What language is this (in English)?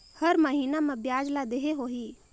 Chhattisgarhi